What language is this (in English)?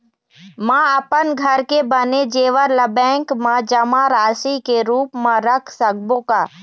Chhattisgarhi